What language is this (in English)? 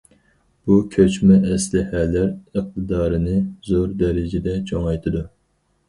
Uyghur